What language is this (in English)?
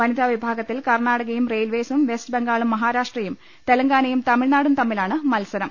Malayalam